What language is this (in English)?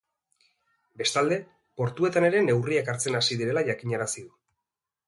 Basque